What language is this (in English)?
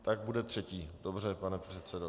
Czech